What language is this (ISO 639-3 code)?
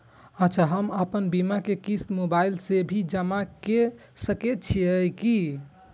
mai